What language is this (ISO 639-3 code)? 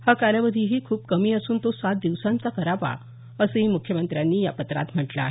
mar